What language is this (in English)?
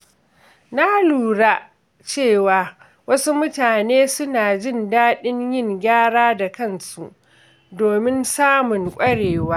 Hausa